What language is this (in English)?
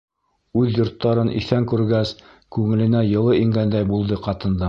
Bashkir